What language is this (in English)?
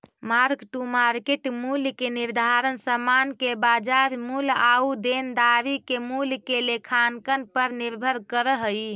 Magahi